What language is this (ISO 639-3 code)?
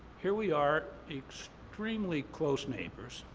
eng